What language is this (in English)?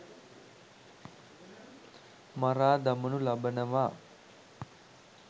Sinhala